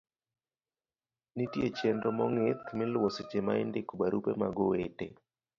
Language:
Luo (Kenya and Tanzania)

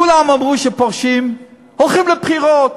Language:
Hebrew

